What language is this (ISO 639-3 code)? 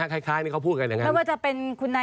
tha